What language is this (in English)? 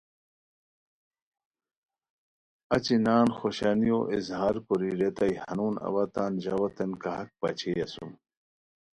Khowar